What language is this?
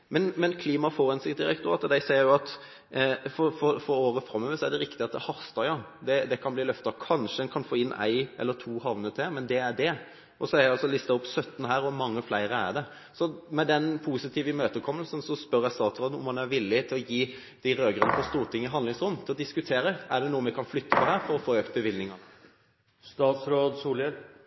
Norwegian Bokmål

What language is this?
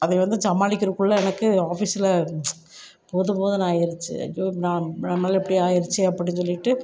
Tamil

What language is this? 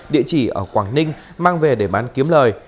Vietnamese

